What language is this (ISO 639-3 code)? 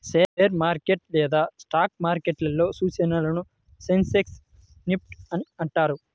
tel